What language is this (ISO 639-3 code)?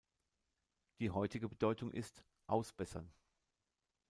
deu